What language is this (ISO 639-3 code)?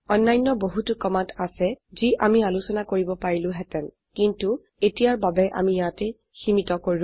asm